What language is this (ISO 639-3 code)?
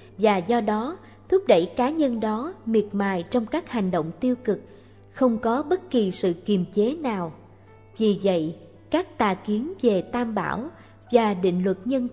vie